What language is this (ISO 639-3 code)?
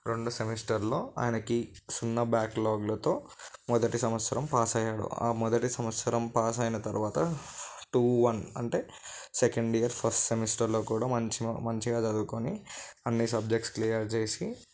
tel